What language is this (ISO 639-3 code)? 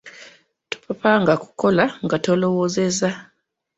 lug